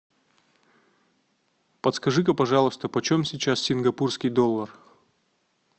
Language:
Russian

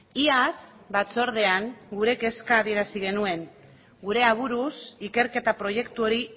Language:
Basque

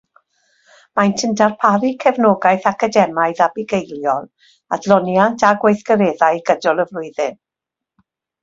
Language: Welsh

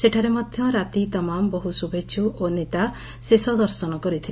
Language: Odia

